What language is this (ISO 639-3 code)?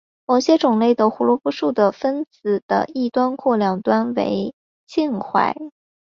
zho